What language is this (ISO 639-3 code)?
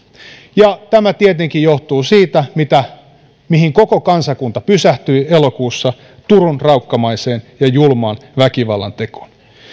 fin